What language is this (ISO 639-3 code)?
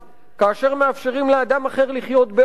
heb